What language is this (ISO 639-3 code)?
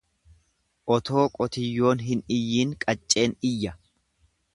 orm